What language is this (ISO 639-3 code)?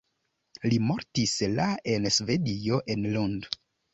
epo